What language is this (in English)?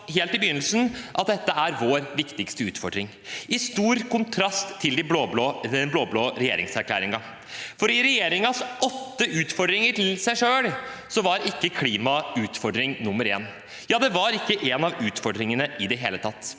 Norwegian